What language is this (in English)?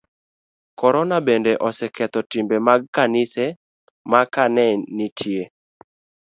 Luo (Kenya and Tanzania)